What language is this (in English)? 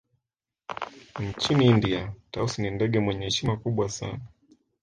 Swahili